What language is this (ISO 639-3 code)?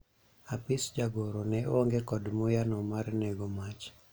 luo